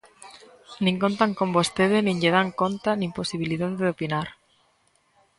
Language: Galician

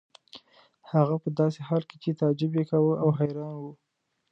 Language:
Pashto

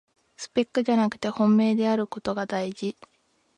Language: Japanese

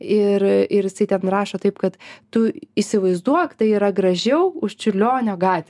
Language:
Lithuanian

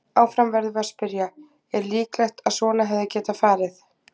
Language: Icelandic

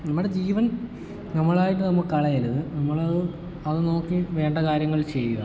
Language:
Malayalam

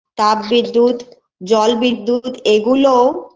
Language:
Bangla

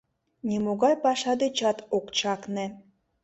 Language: Mari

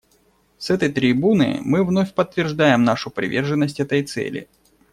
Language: Russian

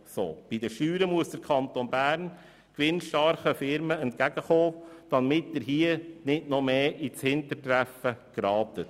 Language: Swiss German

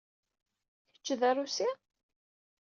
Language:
Kabyle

